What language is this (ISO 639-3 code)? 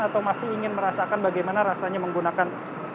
ind